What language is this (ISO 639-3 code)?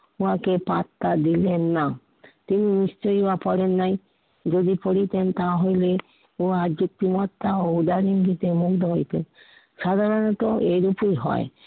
ben